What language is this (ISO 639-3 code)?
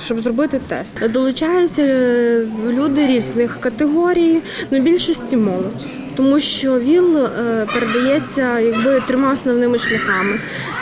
ukr